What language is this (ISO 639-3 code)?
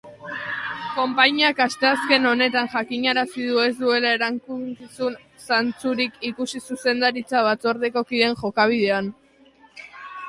eus